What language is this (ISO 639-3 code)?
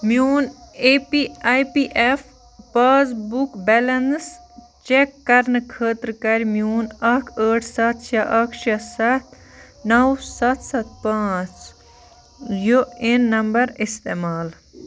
kas